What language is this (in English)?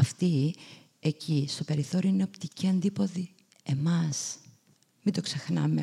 Greek